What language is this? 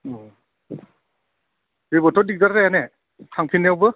Bodo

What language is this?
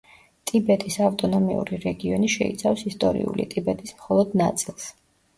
Georgian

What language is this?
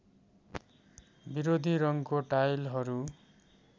Nepali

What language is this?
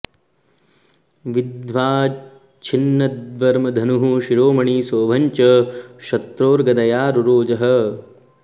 Sanskrit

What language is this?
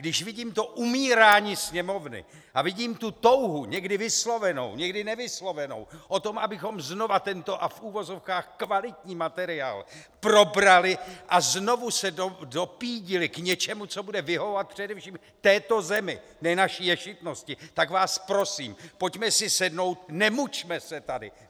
Czech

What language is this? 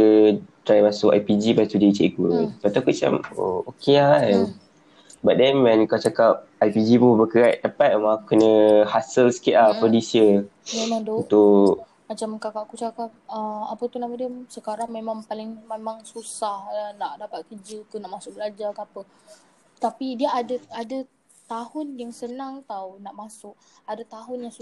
Malay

